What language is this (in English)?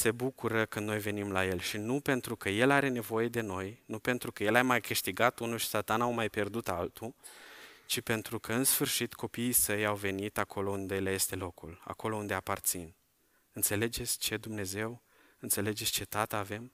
Romanian